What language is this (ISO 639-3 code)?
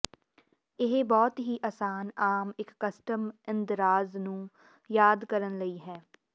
pan